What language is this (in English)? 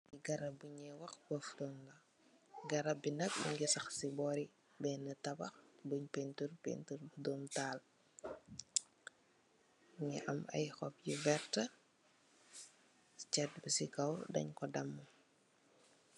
Wolof